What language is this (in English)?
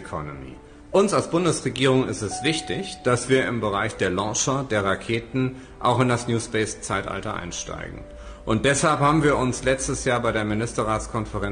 German